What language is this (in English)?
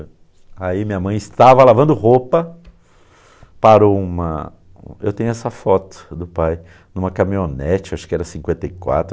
Portuguese